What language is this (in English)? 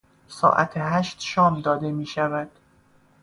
Persian